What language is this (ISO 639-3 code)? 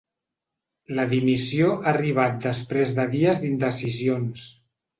cat